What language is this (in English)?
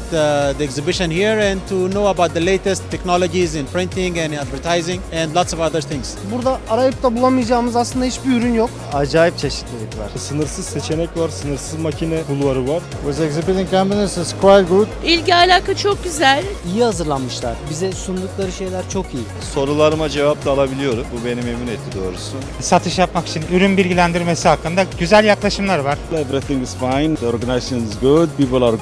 Turkish